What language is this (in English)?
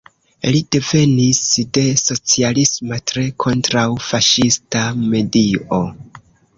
Esperanto